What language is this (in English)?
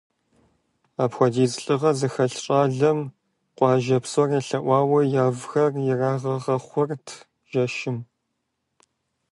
Kabardian